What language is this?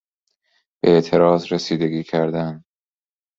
Persian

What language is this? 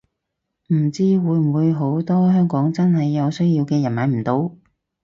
Cantonese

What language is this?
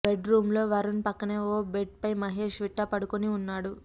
Telugu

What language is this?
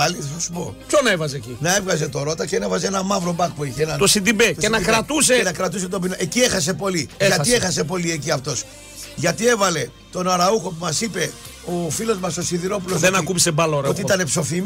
Greek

